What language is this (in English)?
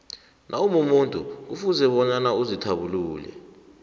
South Ndebele